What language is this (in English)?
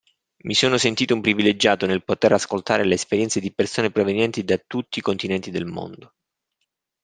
Italian